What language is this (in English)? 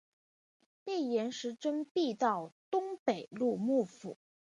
Chinese